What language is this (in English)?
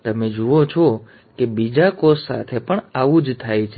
Gujarati